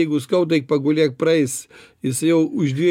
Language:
Lithuanian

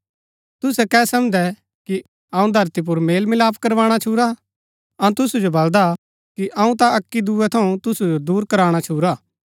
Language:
Gaddi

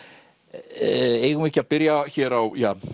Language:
Icelandic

